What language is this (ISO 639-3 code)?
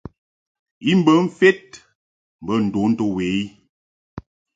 mhk